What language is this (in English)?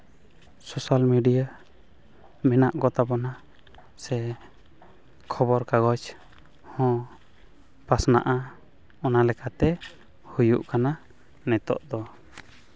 Santali